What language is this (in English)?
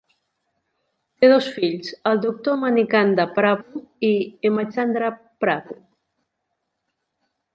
Catalan